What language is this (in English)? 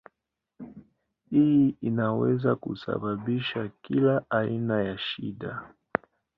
Swahili